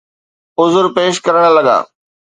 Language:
Sindhi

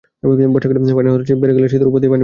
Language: Bangla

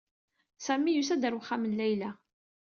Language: Kabyle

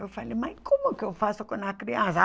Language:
Portuguese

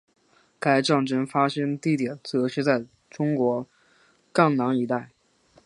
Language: Chinese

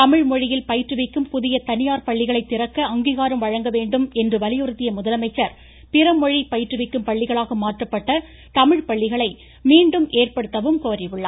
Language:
Tamil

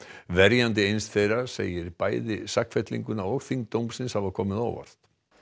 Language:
Icelandic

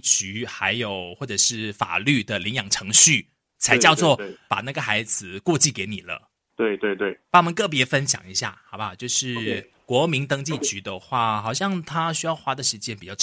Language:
Chinese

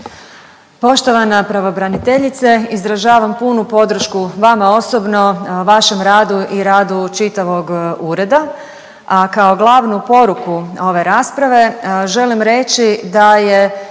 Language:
Croatian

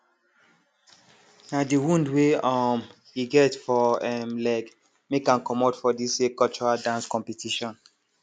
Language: Nigerian Pidgin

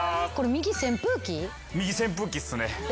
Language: Japanese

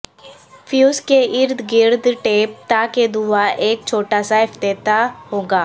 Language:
Urdu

